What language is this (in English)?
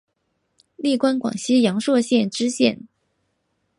Chinese